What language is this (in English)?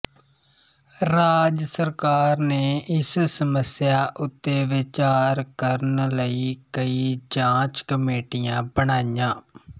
Punjabi